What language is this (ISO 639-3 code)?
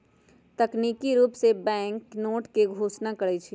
mag